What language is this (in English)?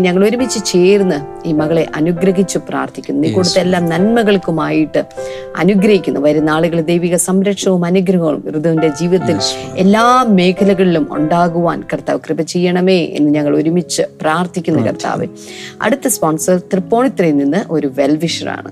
Malayalam